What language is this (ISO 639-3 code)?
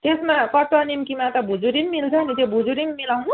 nep